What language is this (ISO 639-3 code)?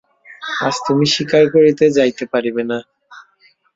ben